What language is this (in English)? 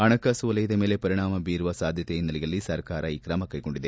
Kannada